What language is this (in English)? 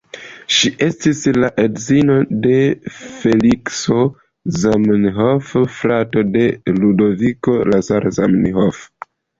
Esperanto